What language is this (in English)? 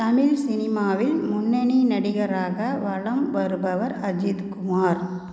Tamil